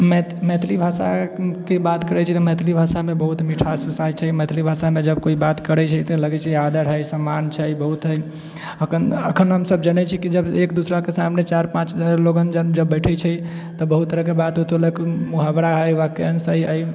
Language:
Maithili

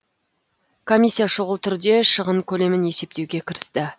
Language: Kazakh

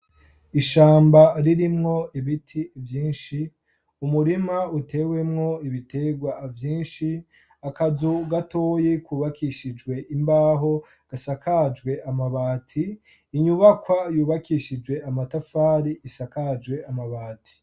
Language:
Rundi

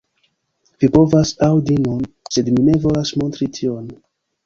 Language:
Esperanto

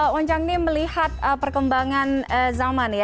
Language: Indonesian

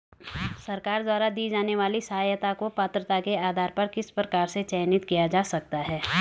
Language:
Hindi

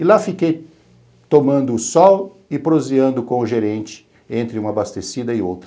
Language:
Portuguese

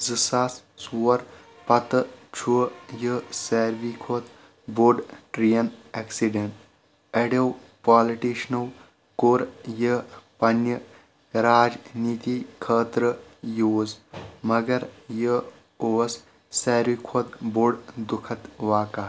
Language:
Kashmiri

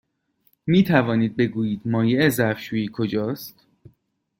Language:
Persian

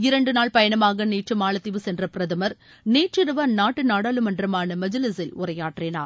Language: Tamil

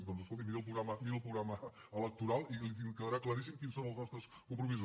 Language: Catalan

